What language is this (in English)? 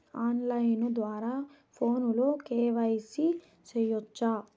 Telugu